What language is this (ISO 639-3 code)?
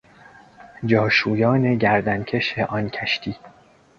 fas